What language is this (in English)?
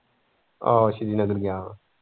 Punjabi